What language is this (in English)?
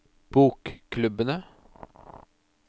Norwegian